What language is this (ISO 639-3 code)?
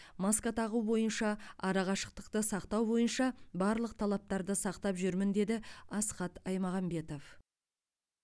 kaz